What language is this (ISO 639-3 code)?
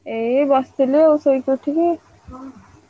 ori